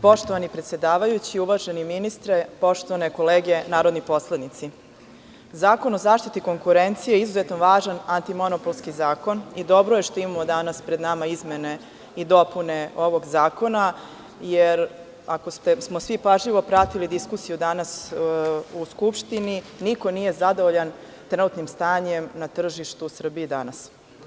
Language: Serbian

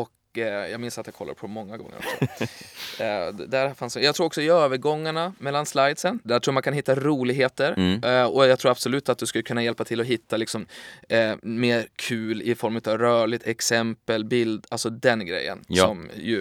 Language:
Swedish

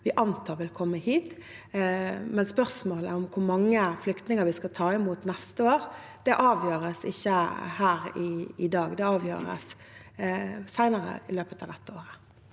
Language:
Norwegian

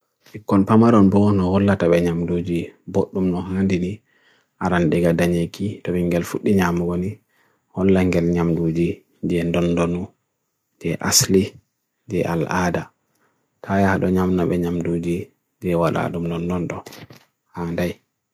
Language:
Bagirmi Fulfulde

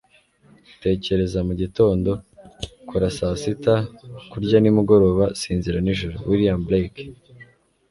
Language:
Kinyarwanda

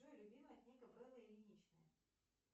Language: Russian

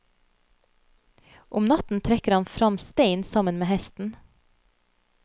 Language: Norwegian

